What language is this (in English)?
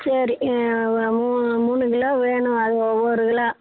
Tamil